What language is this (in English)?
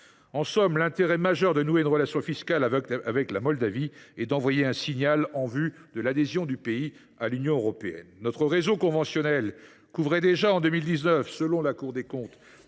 French